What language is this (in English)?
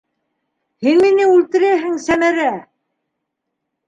Bashkir